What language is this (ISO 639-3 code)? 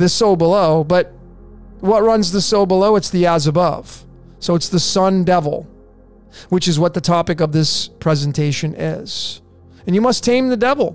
eng